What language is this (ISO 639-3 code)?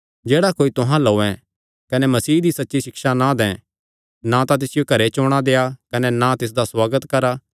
xnr